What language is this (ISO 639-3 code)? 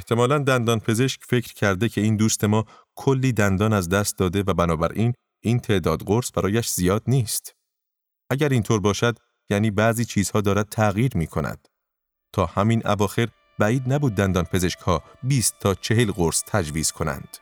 fas